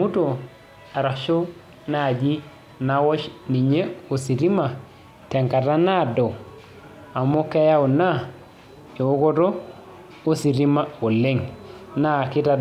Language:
Masai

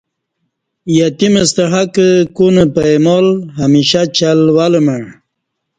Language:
Kati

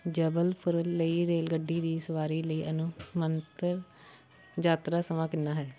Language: Punjabi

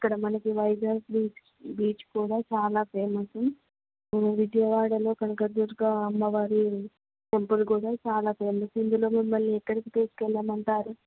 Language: Telugu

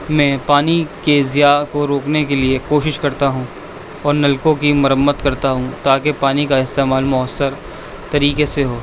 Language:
Urdu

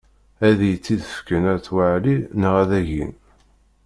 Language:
Kabyle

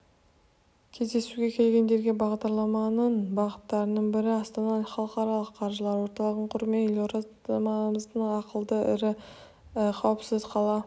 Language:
Kazakh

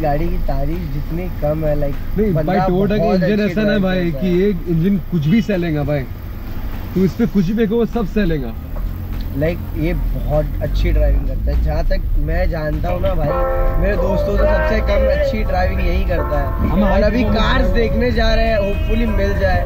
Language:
Hindi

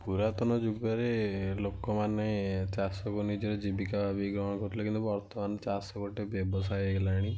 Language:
Odia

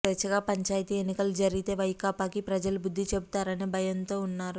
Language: Telugu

